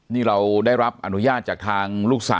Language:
Thai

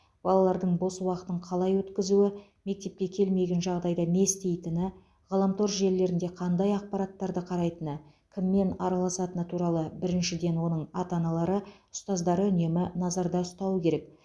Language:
Kazakh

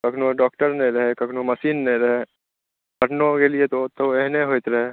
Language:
Maithili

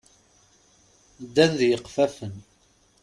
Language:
Kabyle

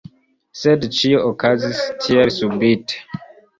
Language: Esperanto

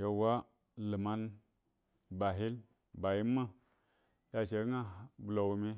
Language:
Buduma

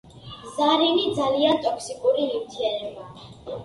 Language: Georgian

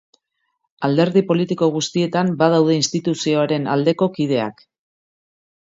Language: Basque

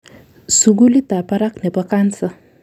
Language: Kalenjin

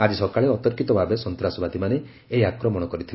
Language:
Odia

